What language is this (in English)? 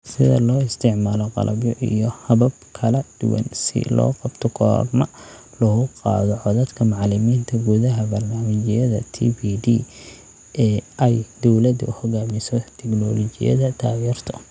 Somali